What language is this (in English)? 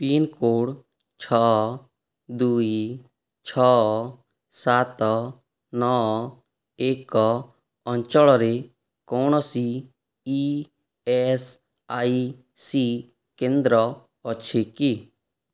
Odia